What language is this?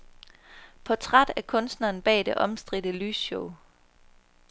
Danish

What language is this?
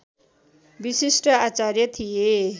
Nepali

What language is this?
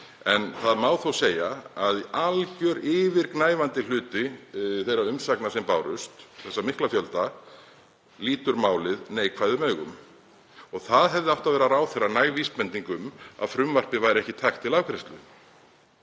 Icelandic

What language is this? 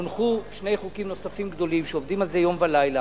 Hebrew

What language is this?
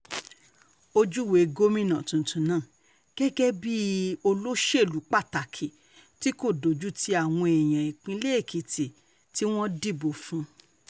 Yoruba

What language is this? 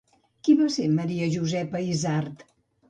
Catalan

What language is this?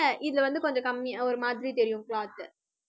Tamil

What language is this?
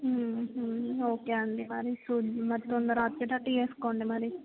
Telugu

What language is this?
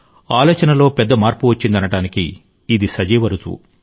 Telugu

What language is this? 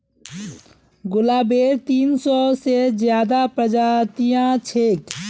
Magahi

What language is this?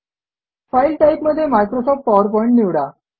Marathi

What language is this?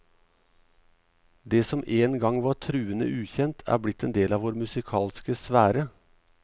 Norwegian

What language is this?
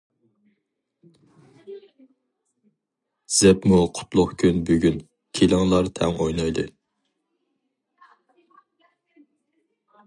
Uyghur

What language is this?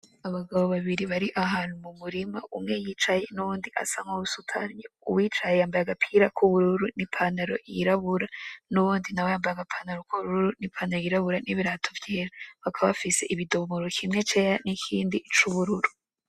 Rundi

